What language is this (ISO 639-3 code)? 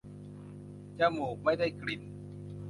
tha